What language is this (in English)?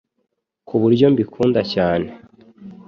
Kinyarwanda